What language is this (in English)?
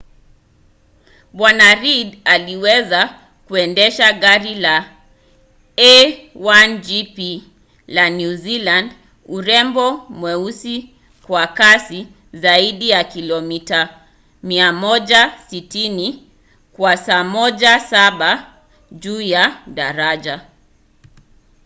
Swahili